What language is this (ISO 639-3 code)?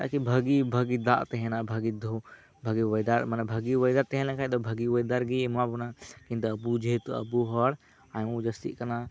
sat